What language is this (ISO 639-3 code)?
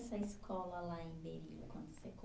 por